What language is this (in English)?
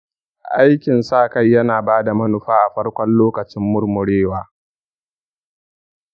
Hausa